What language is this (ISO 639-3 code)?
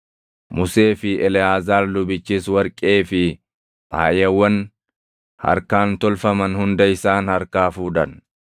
orm